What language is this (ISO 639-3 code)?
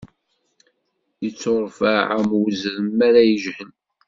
kab